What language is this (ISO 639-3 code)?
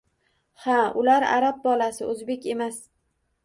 uzb